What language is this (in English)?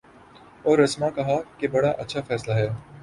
Urdu